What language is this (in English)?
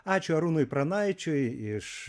Lithuanian